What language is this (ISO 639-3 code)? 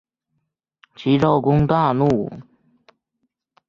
zho